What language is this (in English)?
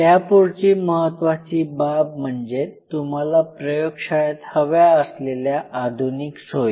Marathi